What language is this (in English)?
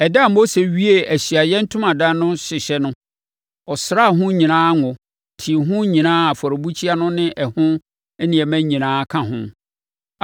Akan